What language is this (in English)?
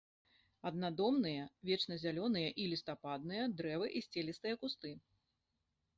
Belarusian